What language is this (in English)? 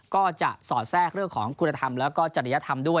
Thai